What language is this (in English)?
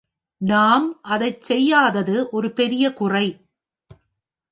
Tamil